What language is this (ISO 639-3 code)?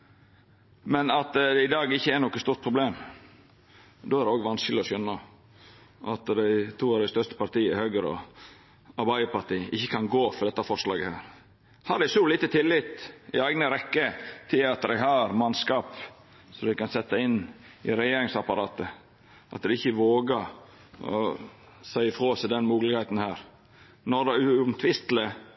nno